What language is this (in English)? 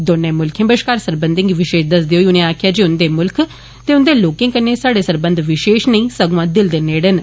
Dogri